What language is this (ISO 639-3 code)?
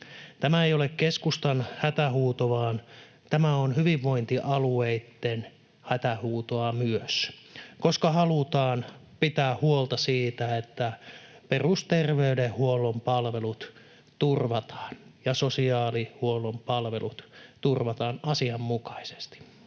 fin